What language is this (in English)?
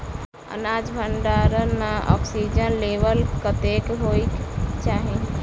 Maithili